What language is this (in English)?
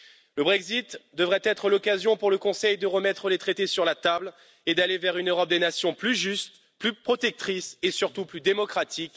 French